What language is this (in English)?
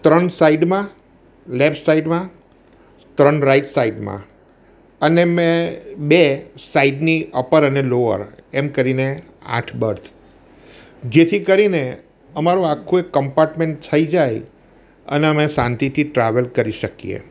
Gujarati